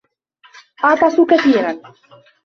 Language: Arabic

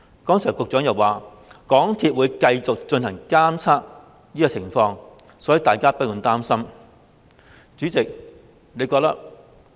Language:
Cantonese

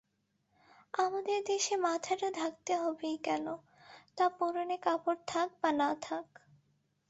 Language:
Bangla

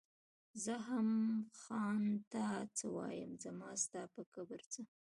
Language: Pashto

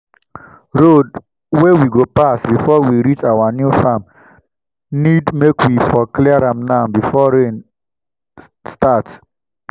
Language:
Nigerian Pidgin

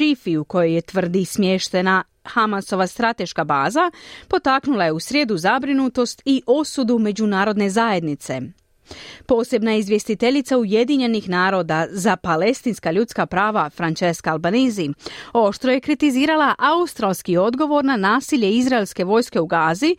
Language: Croatian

